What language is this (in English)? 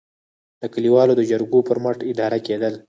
Pashto